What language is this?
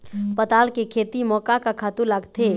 Chhattisgarhi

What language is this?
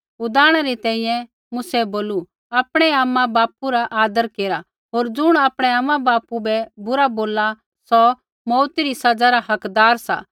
Kullu Pahari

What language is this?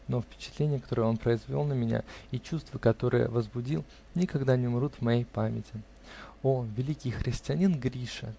Russian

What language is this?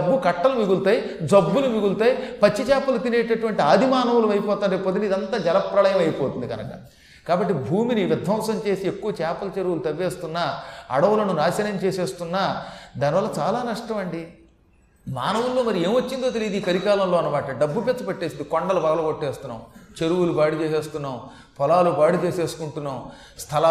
Telugu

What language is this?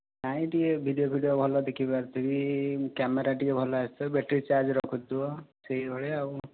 Odia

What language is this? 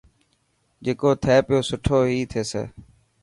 Dhatki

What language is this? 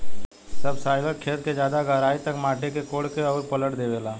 Bhojpuri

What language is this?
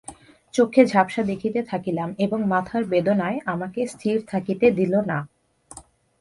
Bangla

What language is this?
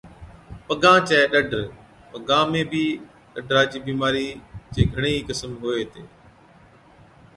Od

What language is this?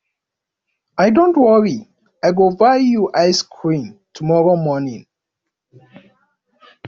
Nigerian Pidgin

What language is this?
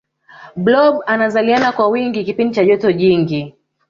Swahili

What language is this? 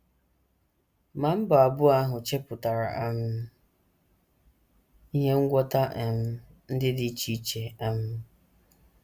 Igbo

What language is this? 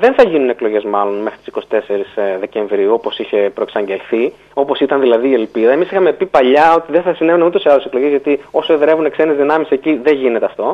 Greek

